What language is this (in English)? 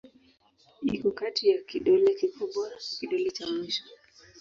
Swahili